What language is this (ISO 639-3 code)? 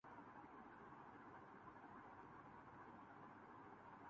urd